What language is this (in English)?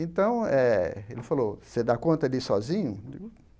Portuguese